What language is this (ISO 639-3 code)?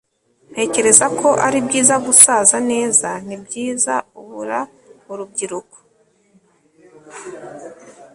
kin